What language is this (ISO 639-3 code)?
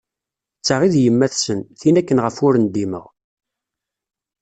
kab